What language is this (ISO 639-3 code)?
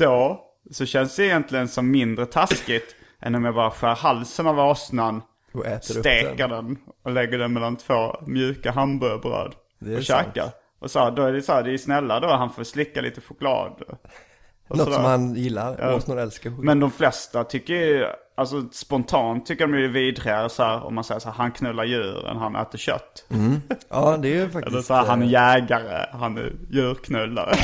swe